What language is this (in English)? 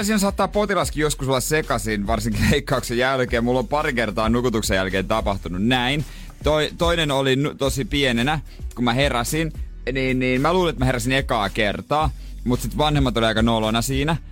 Finnish